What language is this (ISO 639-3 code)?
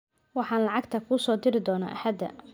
som